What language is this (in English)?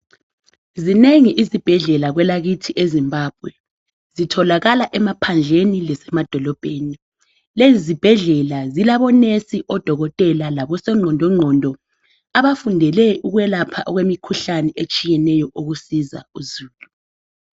North Ndebele